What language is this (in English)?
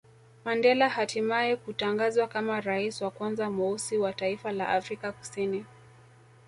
Swahili